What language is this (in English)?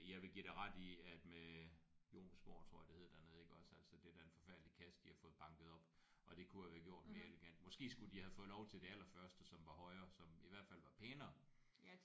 Danish